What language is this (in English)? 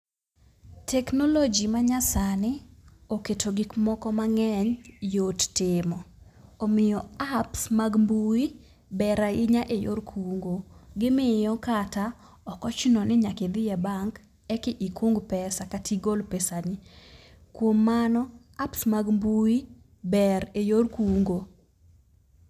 Luo (Kenya and Tanzania)